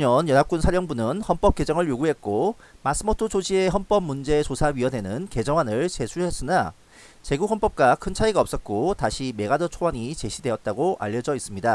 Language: Korean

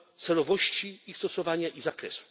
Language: Polish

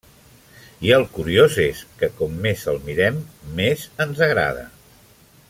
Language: Catalan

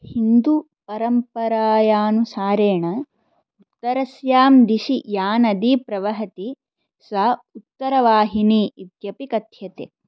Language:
Sanskrit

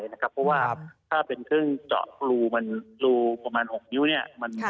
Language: Thai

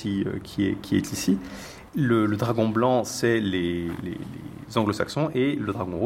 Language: French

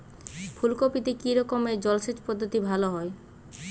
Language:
Bangla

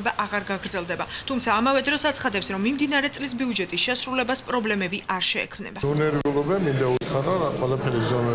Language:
Georgian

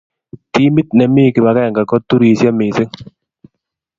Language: Kalenjin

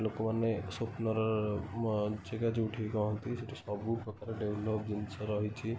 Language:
Odia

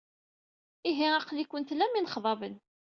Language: Kabyle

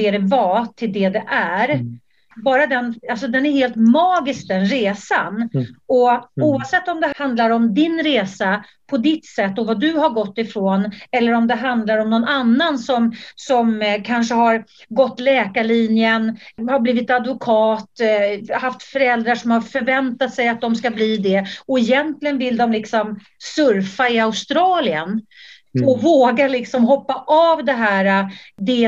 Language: Swedish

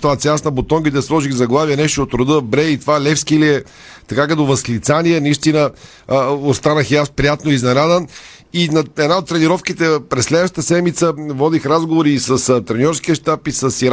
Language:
Bulgarian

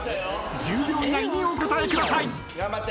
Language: Japanese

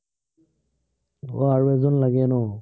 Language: Assamese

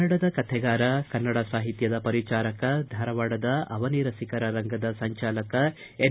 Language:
Kannada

